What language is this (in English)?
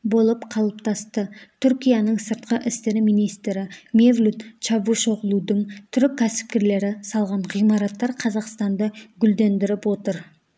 Kazakh